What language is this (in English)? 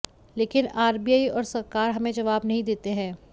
Hindi